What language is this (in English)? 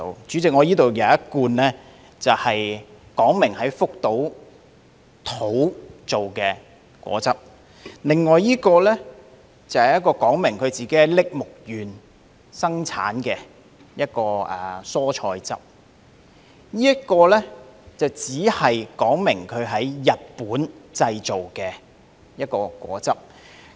Cantonese